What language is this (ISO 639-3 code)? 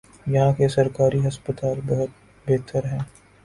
urd